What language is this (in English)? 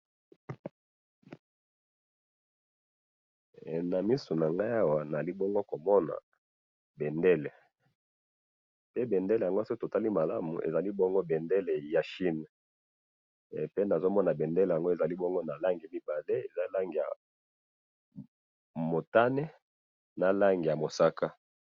Lingala